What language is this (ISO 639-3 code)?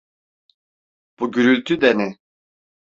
tur